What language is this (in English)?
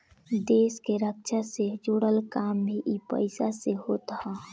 Bhojpuri